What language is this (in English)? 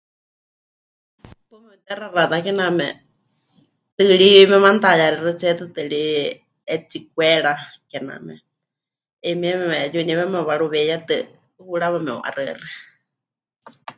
Huichol